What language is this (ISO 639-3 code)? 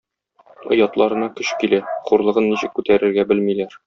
tat